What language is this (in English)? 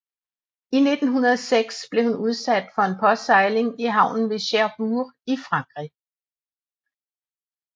Danish